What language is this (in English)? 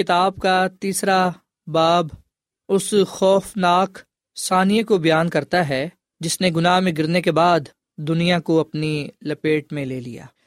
Urdu